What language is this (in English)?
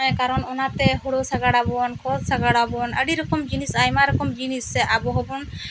Santali